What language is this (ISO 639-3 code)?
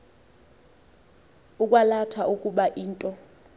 xho